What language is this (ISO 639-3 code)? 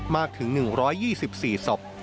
tha